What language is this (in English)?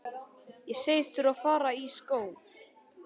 Icelandic